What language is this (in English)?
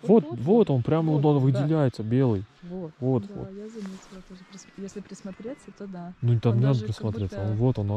Russian